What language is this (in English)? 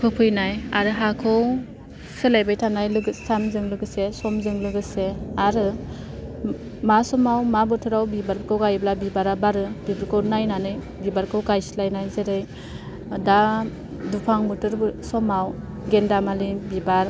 Bodo